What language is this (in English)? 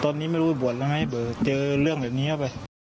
Thai